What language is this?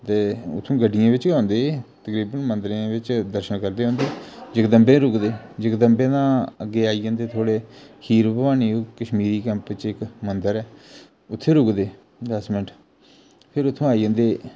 Dogri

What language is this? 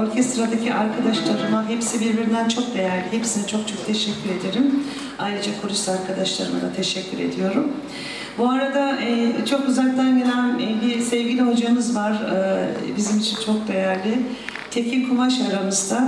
Turkish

